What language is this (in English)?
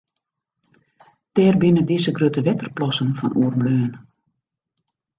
Western Frisian